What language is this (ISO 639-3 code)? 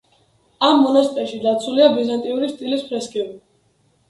kat